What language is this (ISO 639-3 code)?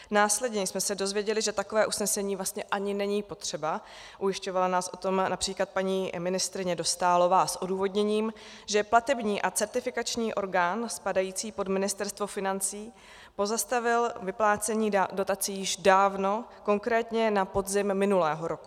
ces